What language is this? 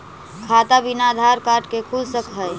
Magahi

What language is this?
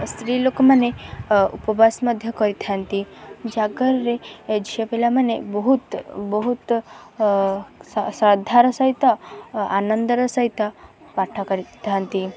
Odia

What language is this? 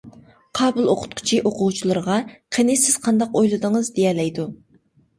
Uyghur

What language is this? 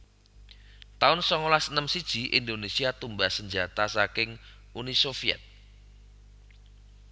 Javanese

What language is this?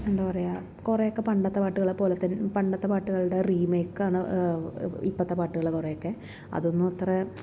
Malayalam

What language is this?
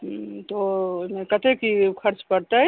Maithili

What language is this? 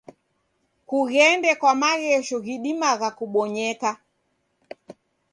Taita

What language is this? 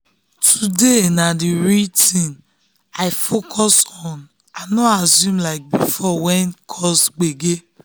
Nigerian Pidgin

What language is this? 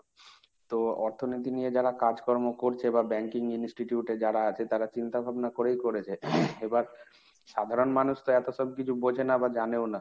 Bangla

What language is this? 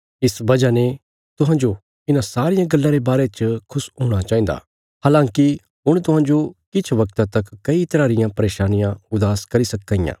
Bilaspuri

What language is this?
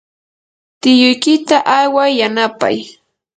Yanahuanca Pasco Quechua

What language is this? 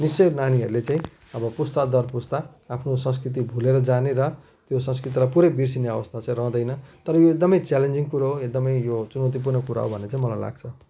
Nepali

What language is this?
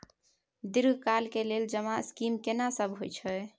Maithili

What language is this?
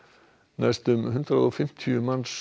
Icelandic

